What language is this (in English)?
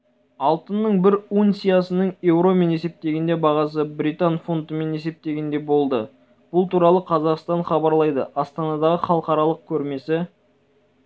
Kazakh